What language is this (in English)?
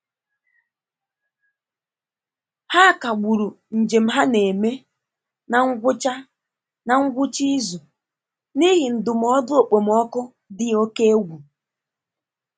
Igbo